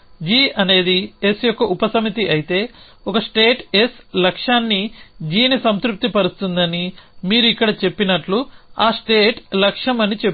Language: Telugu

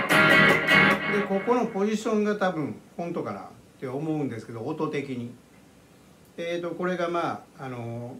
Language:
Japanese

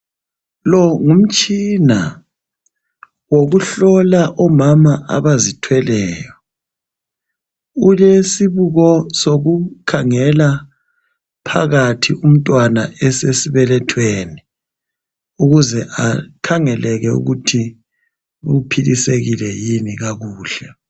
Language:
North Ndebele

